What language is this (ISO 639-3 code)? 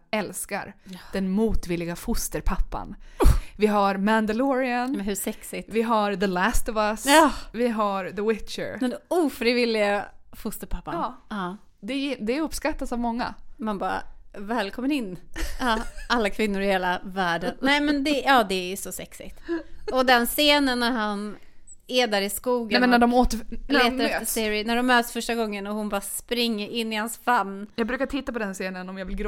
swe